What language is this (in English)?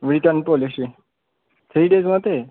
Nepali